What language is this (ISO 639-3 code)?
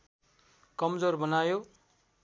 nep